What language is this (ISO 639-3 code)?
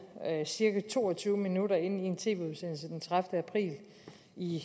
dan